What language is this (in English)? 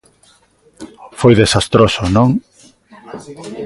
Galician